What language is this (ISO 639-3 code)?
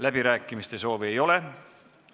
est